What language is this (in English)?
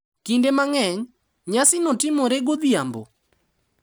Luo (Kenya and Tanzania)